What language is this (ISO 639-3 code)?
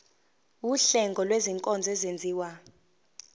zul